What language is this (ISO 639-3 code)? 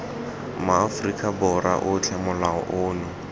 tsn